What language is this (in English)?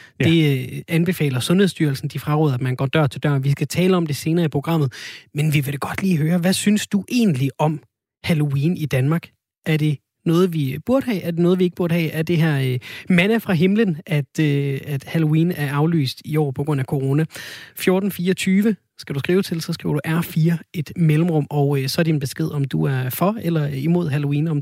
Danish